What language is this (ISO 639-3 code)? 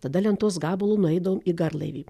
lit